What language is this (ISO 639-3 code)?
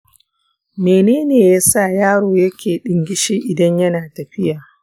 hau